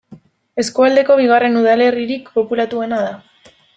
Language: Basque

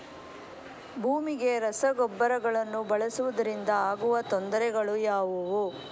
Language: Kannada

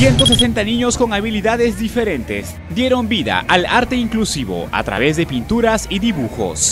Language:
Spanish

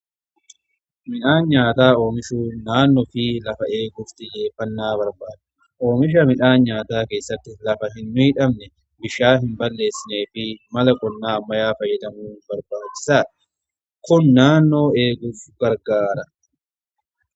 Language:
Oromo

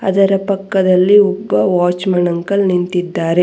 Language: Kannada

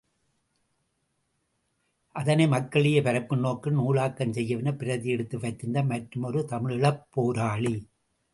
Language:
Tamil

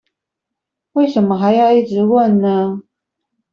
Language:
Chinese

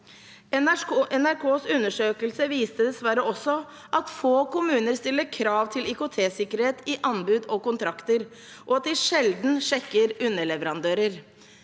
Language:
Norwegian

